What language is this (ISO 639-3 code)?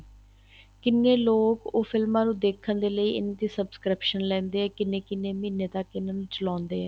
pan